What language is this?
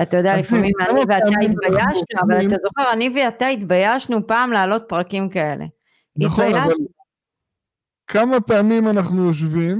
Hebrew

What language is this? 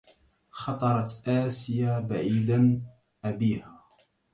Arabic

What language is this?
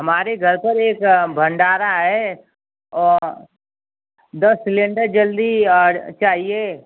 Hindi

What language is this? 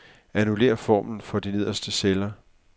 Danish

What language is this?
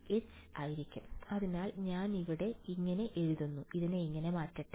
Malayalam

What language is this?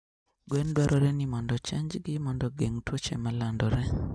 Luo (Kenya and Tanzania)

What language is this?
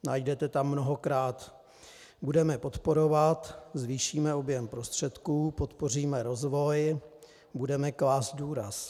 Czech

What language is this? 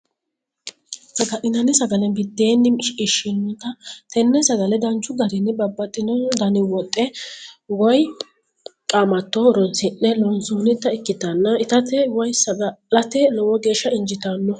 Sidamo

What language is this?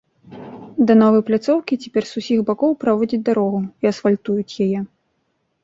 Belarusian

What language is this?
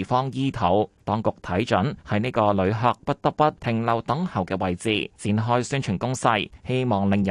Chinese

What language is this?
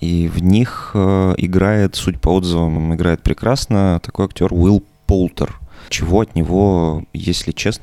Russian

